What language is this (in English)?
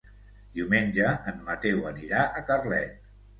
Catalan